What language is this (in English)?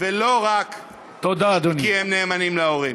Hebrew